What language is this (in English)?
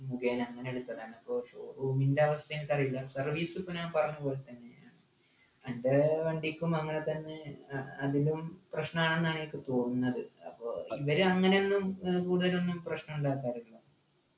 Malayalam